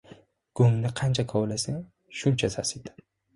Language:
Uzbek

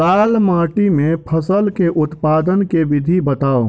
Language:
Maithili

